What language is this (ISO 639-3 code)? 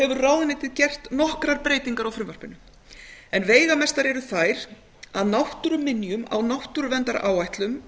isl